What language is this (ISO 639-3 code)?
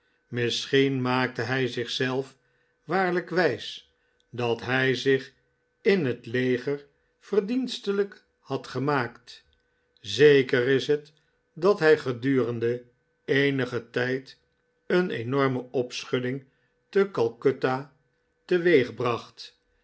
nld